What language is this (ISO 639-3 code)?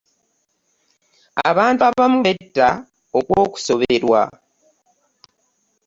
lug